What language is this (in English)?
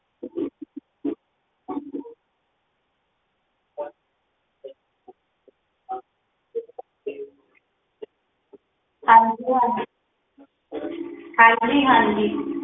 Punjabi